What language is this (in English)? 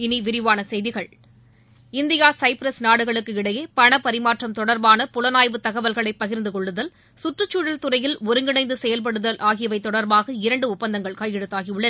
Tamil